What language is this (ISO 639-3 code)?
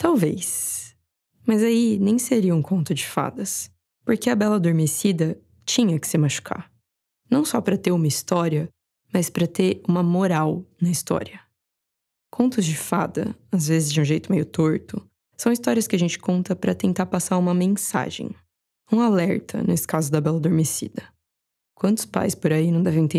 por